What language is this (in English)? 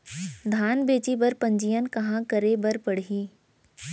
Chhattisgarhi